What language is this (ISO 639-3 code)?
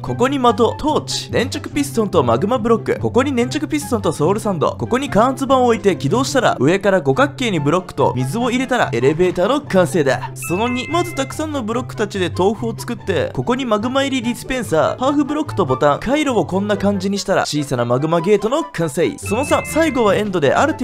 jpn